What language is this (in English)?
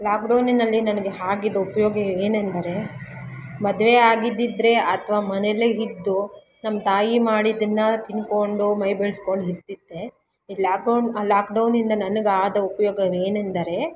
Kannada